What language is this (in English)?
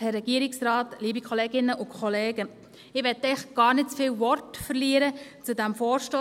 Swiss German